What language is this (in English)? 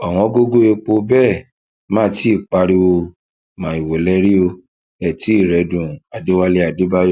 Yoruba